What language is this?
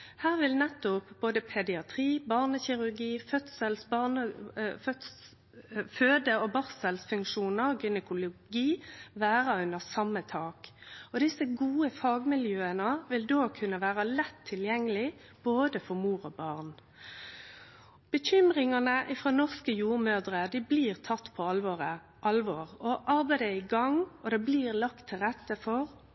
Norwegian Nynorsk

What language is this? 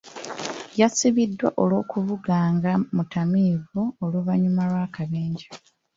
Ganda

